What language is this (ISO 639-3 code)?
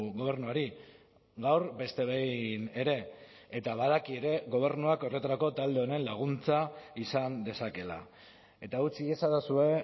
eus